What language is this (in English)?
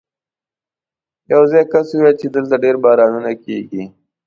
Pashto